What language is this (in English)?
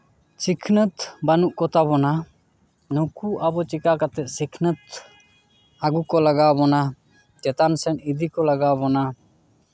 Santali